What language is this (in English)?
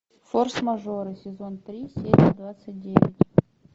Russian